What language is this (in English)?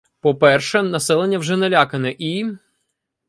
Ukrainian